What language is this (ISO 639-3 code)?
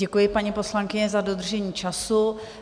ces